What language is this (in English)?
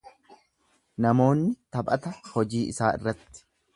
Oromo